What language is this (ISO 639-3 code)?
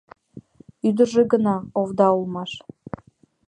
chm